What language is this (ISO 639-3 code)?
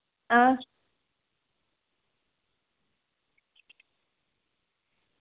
doi